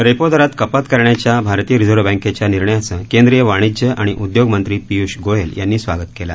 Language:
Marathi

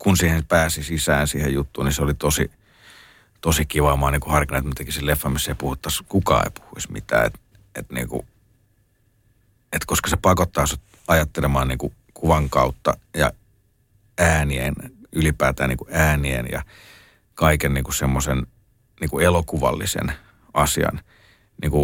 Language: Finnish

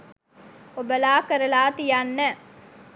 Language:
Sinhala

